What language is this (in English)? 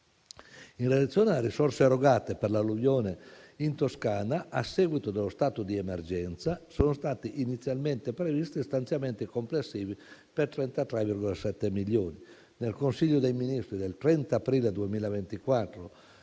Italian